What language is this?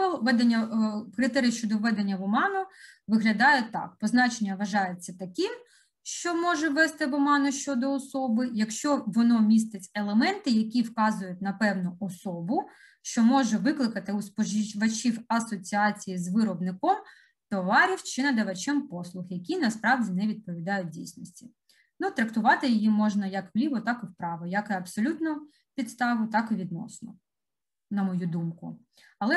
Ukrainian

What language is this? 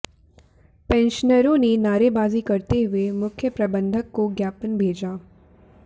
Hindi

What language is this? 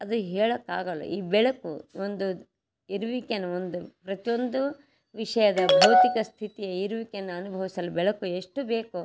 Kannada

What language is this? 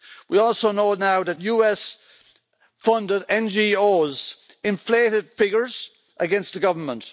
English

